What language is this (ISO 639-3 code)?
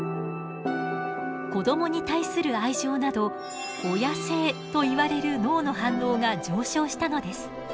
jpn